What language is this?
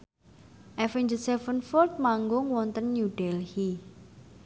Javanese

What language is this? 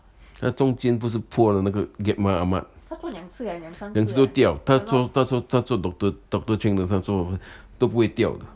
English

